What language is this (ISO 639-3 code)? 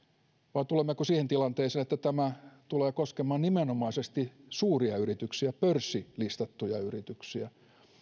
fin